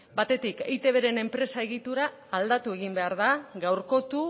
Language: Basque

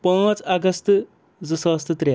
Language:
Kashmiri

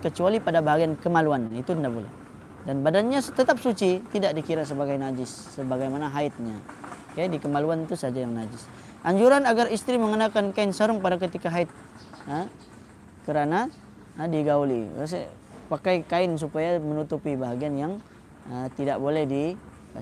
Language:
Malay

